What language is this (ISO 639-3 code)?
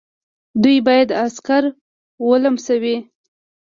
pus